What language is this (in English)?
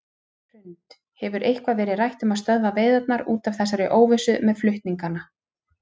Icelandic